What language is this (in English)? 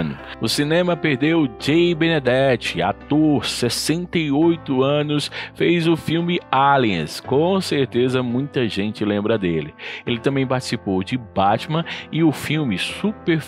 Portuguese